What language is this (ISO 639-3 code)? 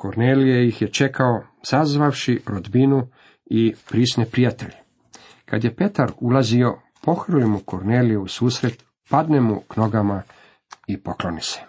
hrv